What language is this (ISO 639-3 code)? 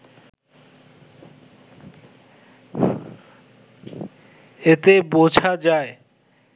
ben